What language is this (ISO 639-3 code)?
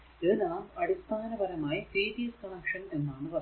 mal